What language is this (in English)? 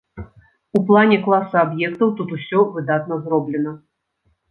Belarusian